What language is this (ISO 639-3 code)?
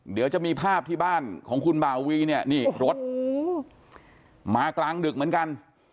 tha